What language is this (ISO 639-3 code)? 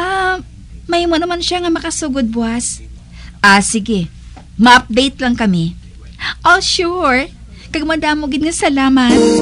fil